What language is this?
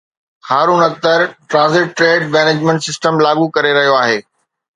Sindhi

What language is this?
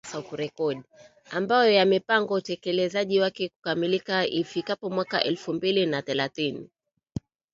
Swahili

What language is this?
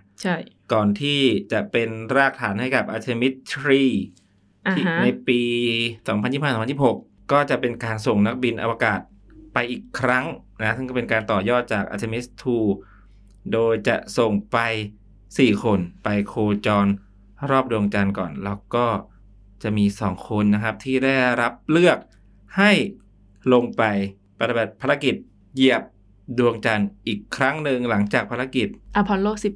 Thai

